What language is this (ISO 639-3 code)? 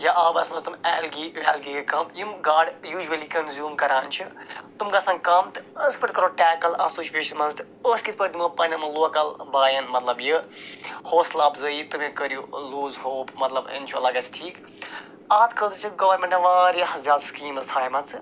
kas